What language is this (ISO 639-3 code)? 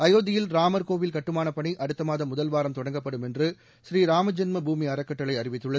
tam